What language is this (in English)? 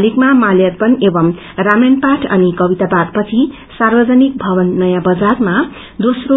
Nepali